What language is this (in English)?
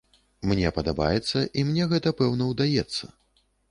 Belarusian